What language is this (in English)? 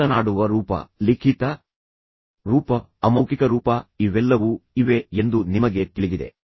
Kannada